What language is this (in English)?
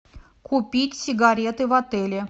Russian